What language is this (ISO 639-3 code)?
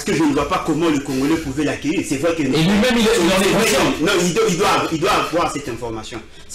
fra